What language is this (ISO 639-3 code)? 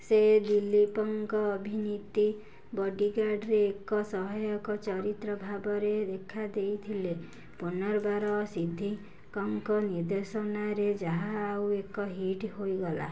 ori